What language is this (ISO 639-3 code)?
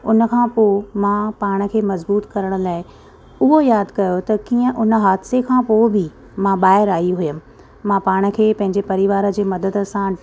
snd